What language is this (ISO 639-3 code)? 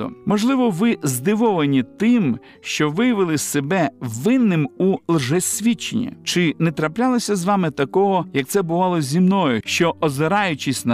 ukr